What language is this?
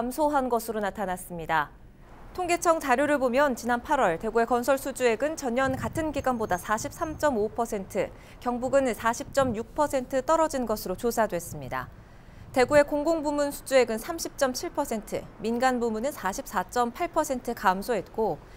Korean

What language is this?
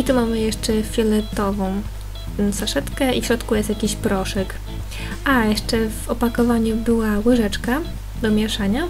Polish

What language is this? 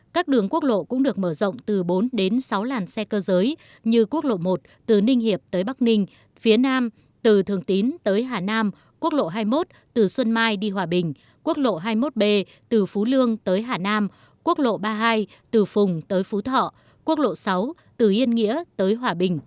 Vietnamese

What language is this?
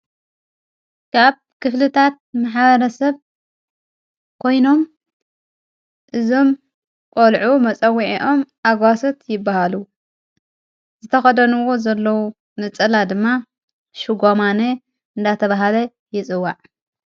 Tigrinya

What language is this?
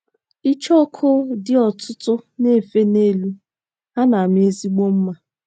Igbo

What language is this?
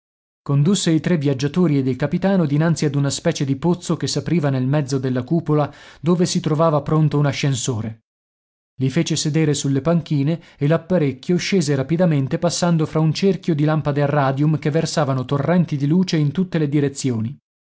Italian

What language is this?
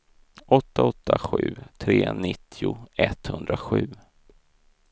Swedish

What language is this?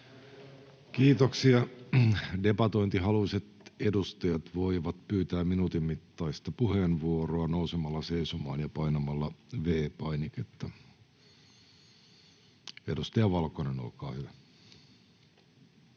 Finnish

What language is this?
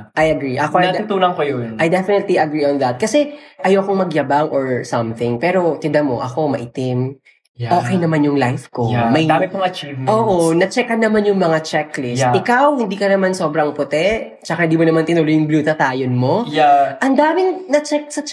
Filipino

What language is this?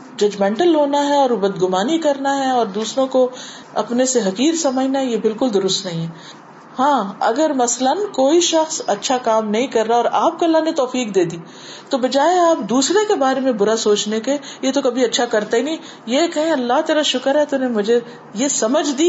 Urdu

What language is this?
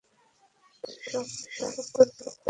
Bangla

